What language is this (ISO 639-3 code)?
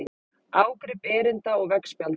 isl